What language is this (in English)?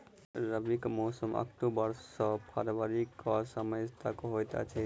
Maithili